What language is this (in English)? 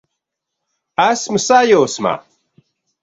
Latvian